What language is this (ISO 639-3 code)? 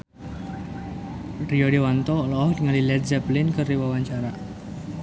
sun